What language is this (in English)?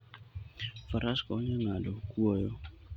Luo (Kenya and Tanzania)